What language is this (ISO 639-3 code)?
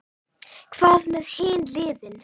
isl